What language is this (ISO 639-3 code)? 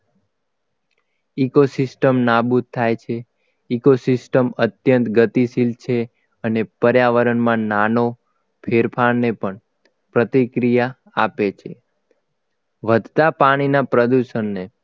guj